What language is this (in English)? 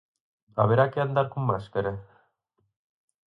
Galician